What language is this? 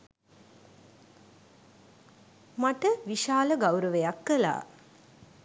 Sinhala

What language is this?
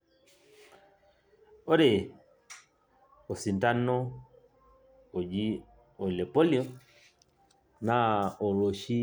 Masai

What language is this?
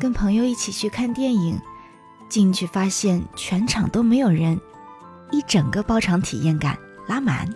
Chinese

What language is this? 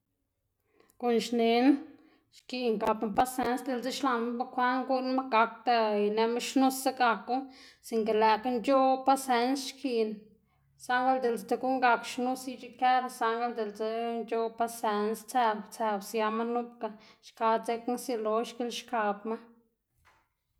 Xanaguía Zapotec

